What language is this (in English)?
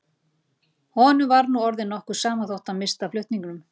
Icelandic